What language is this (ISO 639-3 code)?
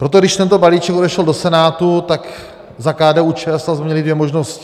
ces